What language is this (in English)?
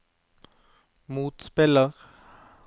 Norwegian